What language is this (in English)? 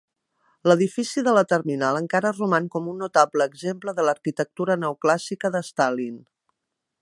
Catalan